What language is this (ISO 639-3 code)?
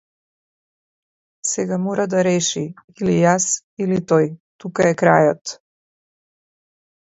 mkd